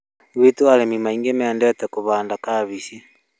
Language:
Kikuyu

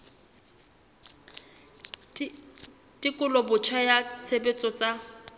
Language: Southern Sotho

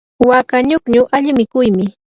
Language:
Yanahuanca Pasco Quechua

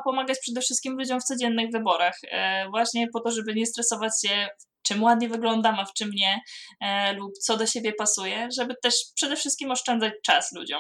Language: Polish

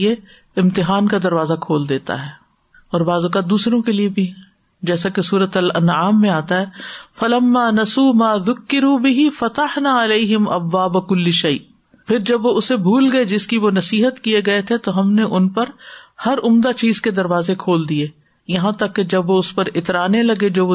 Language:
Urdu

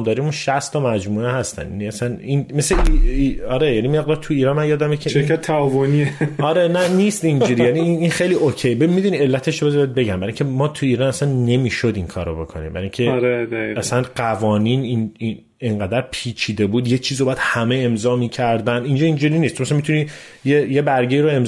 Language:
Persian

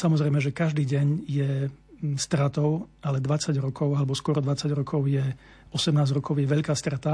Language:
Slovak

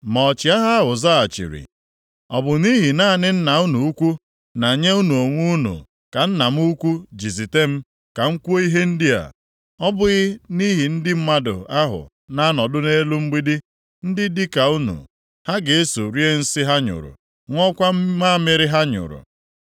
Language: Igbo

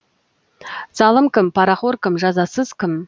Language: Kazakh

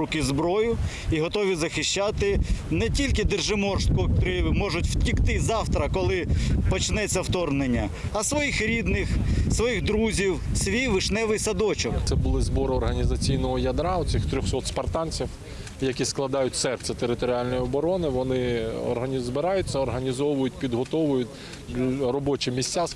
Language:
Ukrainian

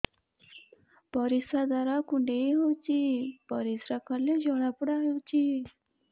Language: Odia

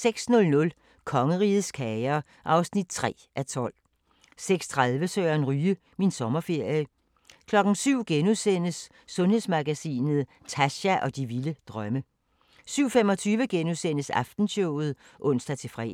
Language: Danish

